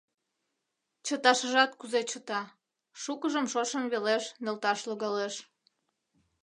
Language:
Mari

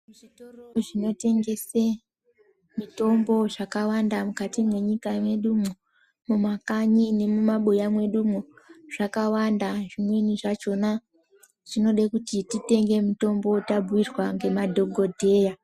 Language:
Ndau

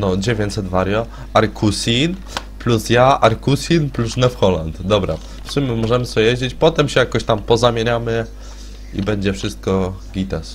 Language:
Polish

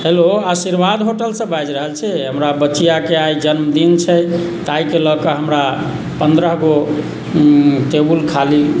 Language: Maithili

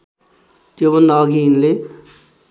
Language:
Nepali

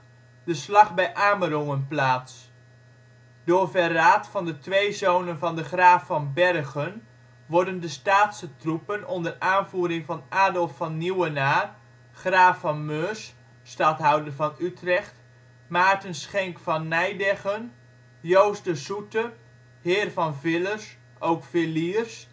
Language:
Dutch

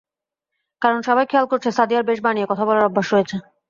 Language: Bangla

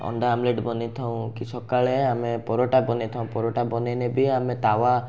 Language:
Odia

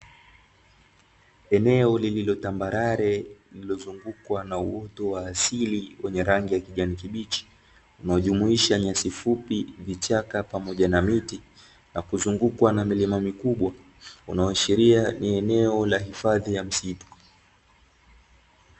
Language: Swahili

